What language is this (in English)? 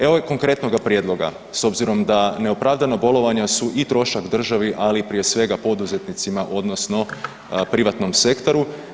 Croatian